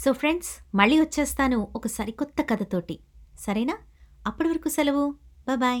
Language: Telugu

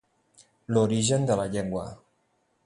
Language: Catalan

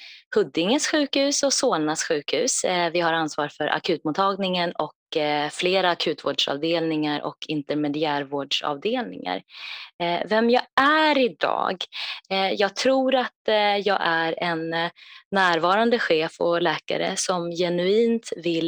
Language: Swedish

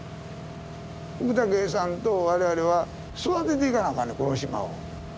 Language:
Japanese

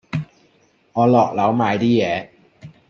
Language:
Cantonese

